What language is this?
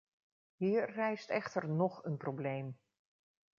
Dutch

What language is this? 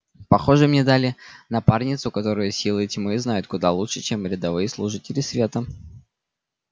Russian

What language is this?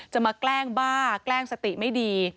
Thai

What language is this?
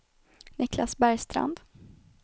Swedish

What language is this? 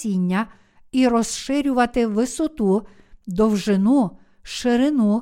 Ukrainian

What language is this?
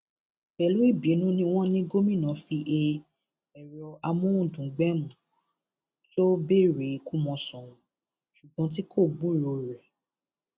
Yoruba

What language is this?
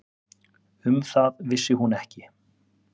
Icelandic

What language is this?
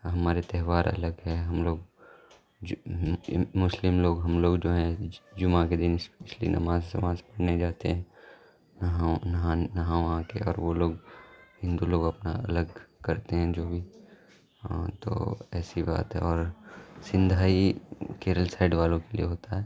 Urdu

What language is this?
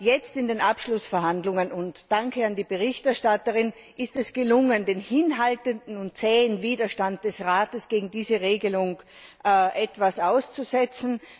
German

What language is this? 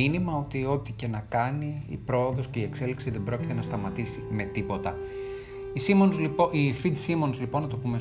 Greek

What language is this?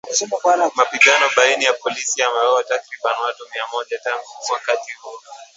Swahili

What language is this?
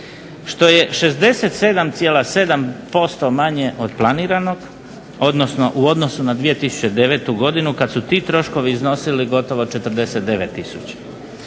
Croatian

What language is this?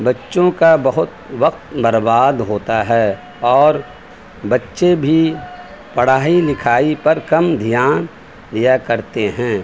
Urdu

